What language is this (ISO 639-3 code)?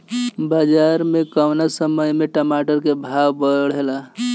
bho